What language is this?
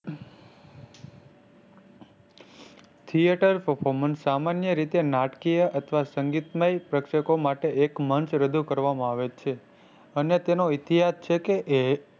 Gujarati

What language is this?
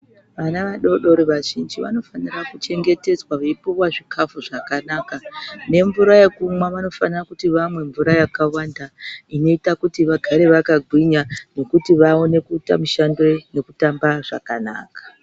Ndau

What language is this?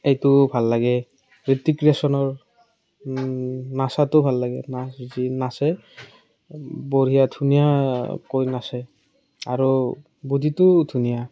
Assamese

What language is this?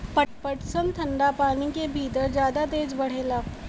Bhojpuri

